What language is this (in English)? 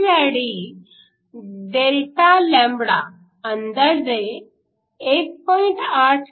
Marathi